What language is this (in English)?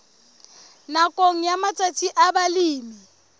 Southern Sotho